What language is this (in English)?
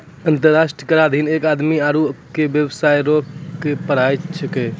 Maithili